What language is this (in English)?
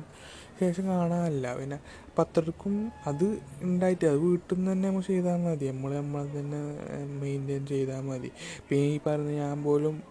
Malayalam